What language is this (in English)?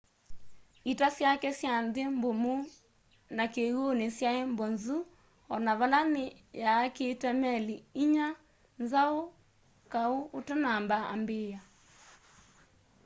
Kamba